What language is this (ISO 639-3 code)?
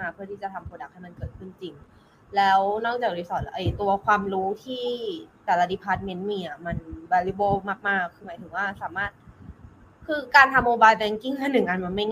tha